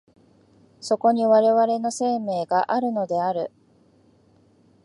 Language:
Japanese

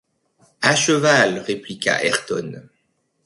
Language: French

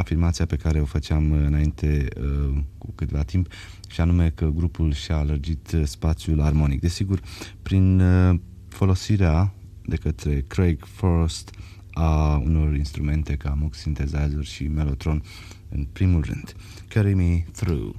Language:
Romanian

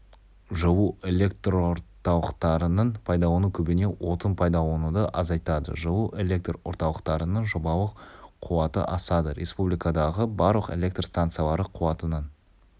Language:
Kazakh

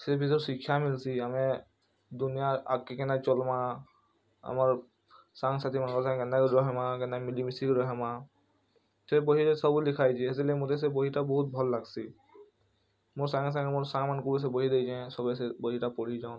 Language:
Odia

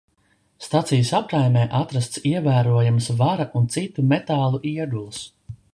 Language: Latvian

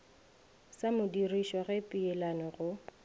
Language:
Northern Sotho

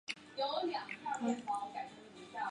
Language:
Chinese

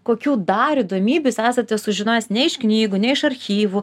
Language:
Lithuanian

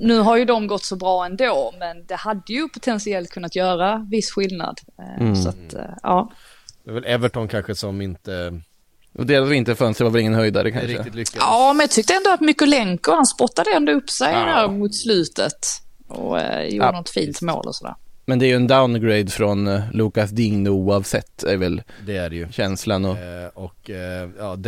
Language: Swedish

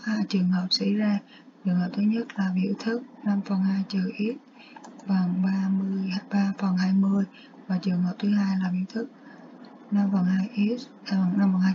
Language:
Vietnamese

